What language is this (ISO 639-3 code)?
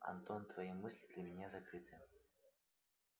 rus